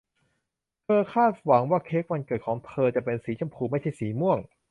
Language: Thai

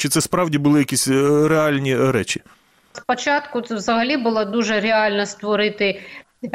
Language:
Ukrainian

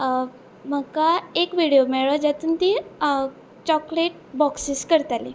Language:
Konkani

